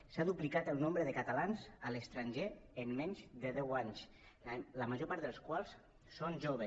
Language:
Catalan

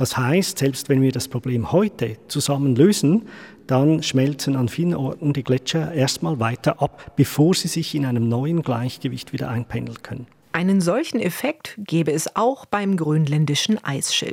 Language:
German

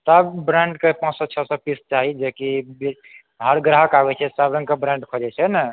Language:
Maithili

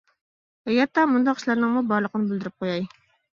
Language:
Uyghur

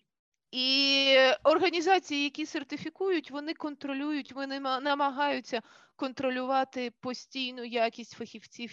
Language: Ukrainian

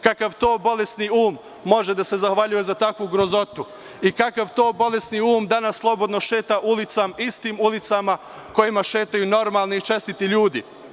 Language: Serbian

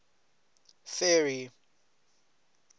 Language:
English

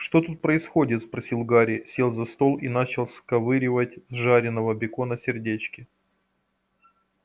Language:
Russian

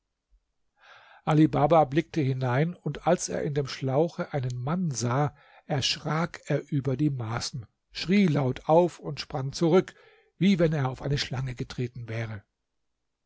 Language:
German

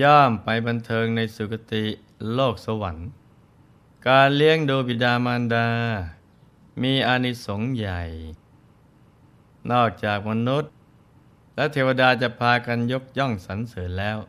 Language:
Thai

